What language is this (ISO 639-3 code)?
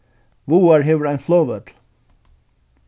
fao